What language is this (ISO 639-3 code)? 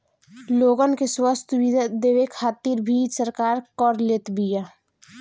bho